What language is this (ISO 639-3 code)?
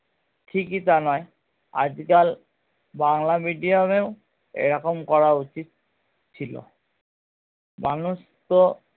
ben